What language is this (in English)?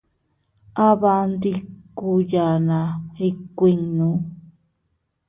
Teutila Cuicatec